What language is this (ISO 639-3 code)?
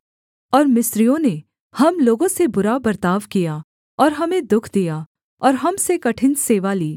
hin